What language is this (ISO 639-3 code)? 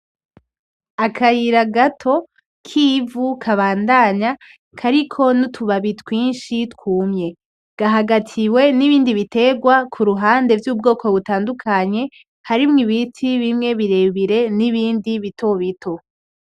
run